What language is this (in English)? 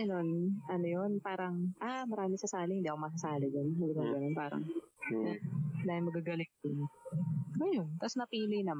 Filipino